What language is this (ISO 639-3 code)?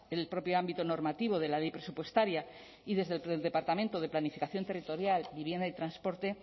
spa